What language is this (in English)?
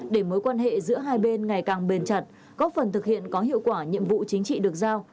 Vietnamese